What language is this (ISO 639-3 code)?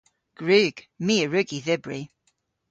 cor